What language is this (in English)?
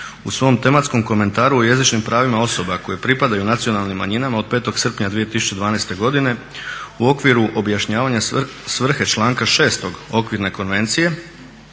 Croatian